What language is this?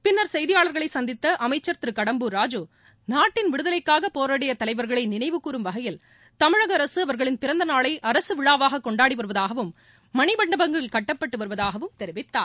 Tamil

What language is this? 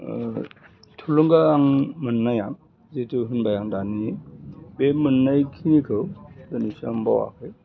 Bodo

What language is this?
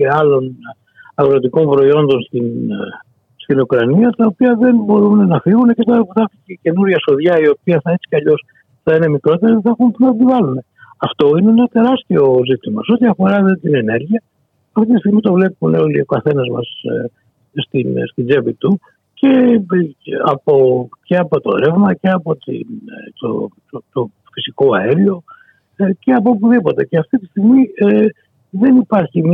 Greek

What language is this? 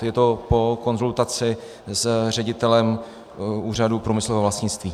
Czech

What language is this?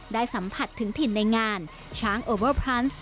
Thai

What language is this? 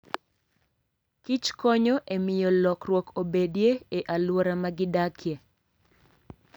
Luo (Kenya and Tanzania)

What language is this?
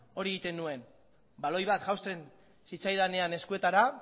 Basque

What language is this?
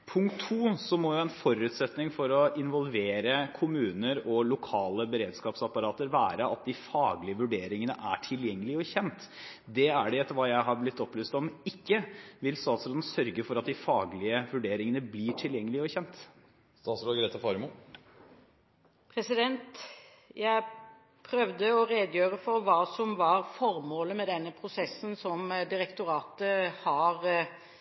Norwegian Bokmål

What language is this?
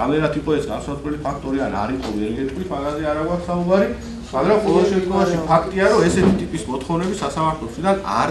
Romanian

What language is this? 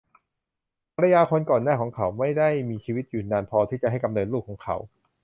Thai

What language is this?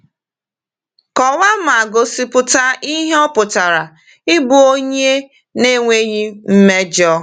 Igbo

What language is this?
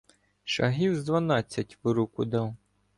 Ukrainian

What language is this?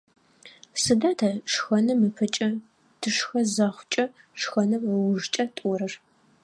Adyghe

